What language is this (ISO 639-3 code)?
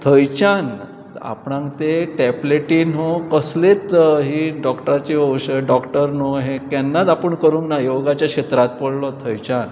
kok